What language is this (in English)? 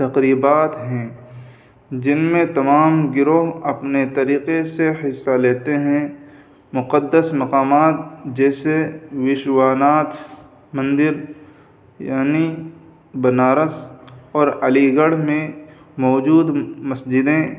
Urdu